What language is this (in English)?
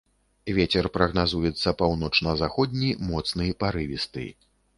Belarusian